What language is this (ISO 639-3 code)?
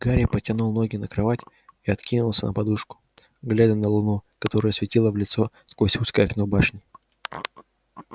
rus